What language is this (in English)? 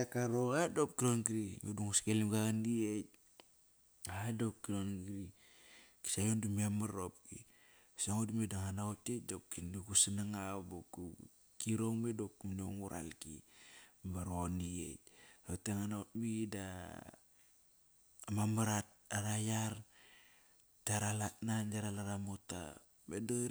Kairak